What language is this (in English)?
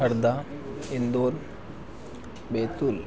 Hindi